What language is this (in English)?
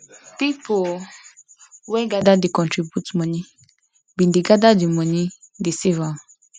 Nigerian Pidgin